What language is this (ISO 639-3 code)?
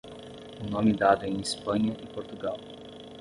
por